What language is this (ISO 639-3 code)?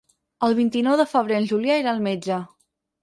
cat